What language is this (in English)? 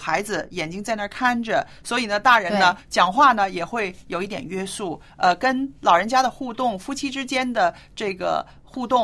Chinese